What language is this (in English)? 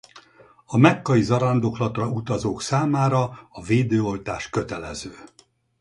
Hungarian